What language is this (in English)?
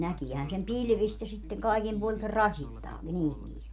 Finnish